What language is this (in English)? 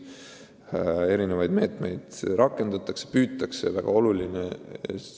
Estonian